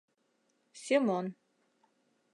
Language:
Mari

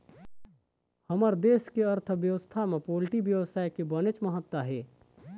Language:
Chhattisgarhi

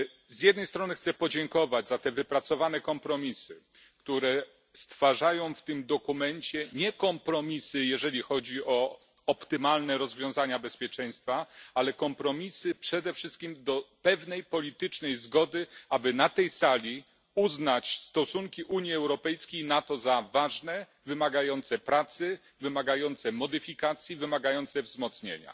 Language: Polish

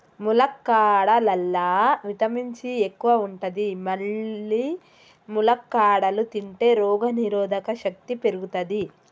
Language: Telugu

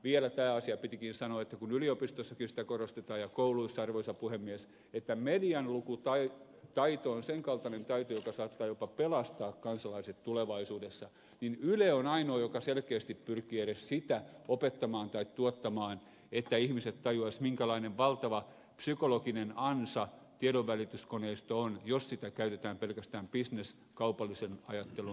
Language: Finnish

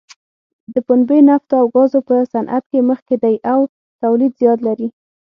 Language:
Pashto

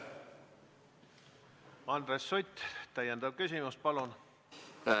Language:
Estonian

